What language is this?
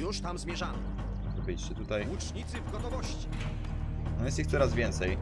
Polish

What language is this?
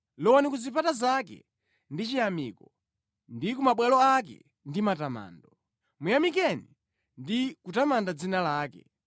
Nyanja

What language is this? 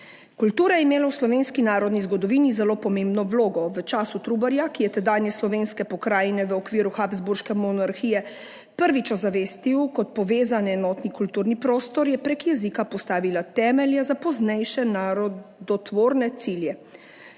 Slovenian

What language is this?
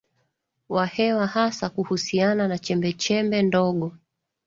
Swahili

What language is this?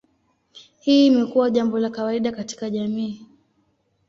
Swahili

